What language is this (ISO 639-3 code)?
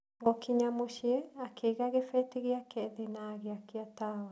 kik